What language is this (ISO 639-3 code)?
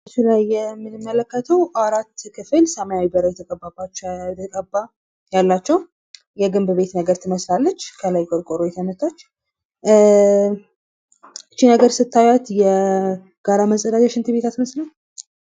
amh